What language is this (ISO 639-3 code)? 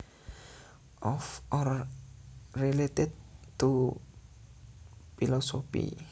jav